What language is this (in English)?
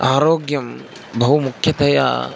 Sanskrit